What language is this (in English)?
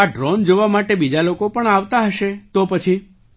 Gujarati